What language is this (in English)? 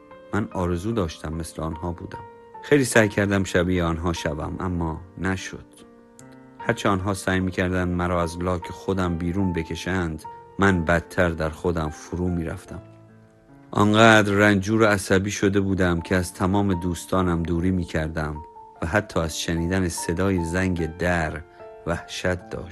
Persian